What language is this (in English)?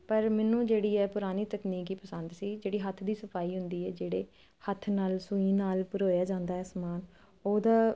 Punjabi